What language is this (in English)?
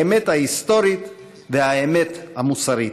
Hebrew